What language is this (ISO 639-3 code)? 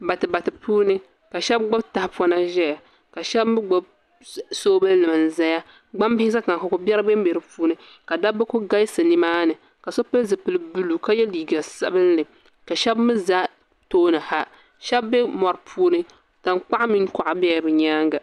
dag